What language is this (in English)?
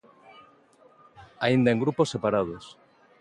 Galician